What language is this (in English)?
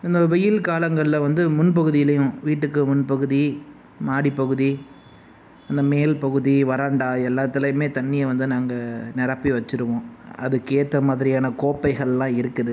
Tamil